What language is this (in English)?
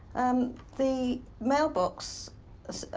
English